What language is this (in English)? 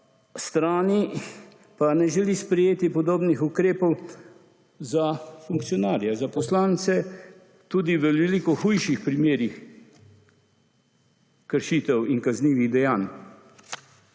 Slovenian